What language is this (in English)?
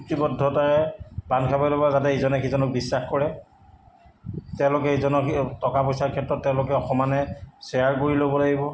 Assamese